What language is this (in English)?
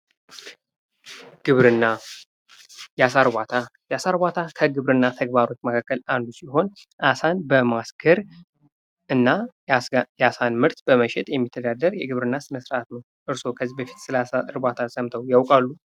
Amharic